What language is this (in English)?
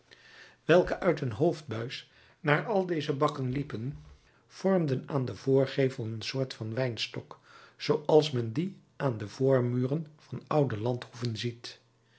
Dutch